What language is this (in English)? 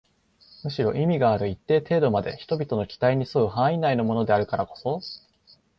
Japanese